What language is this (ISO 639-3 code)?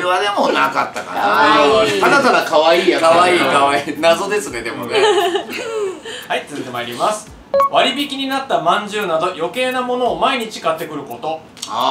jpn